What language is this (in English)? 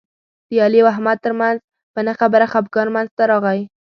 Pashto